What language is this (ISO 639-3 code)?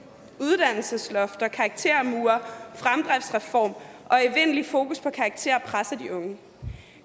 dan